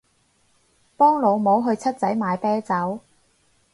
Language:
Cantonese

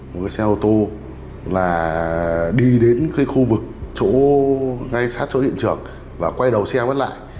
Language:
Vietnamese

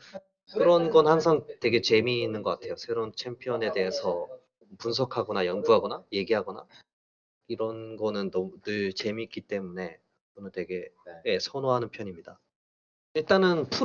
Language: Korean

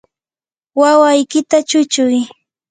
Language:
Yanahuanca Pasco Quechua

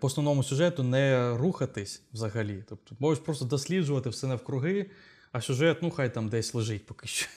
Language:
Ukrainian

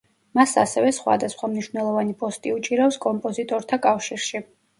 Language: Georgian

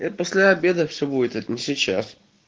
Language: Russian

